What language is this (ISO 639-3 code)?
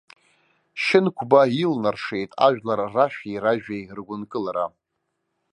abk